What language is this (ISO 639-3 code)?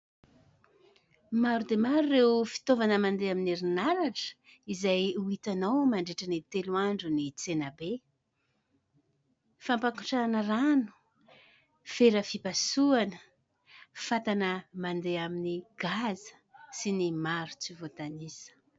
mlg